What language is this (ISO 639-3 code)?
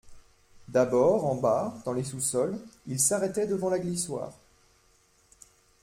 fra